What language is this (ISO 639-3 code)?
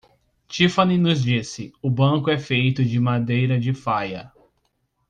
por